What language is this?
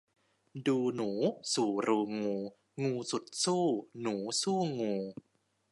Thai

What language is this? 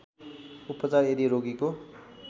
Nepali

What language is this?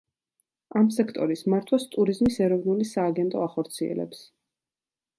Georgian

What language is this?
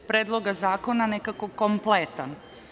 Serbian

